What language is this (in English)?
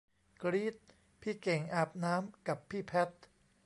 Thai